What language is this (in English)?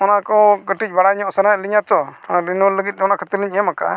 Santali